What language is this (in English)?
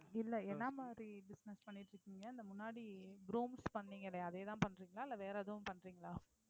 Tamil